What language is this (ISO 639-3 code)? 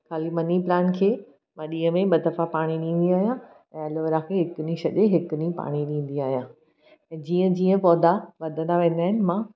snd